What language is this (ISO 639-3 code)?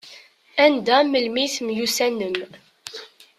kab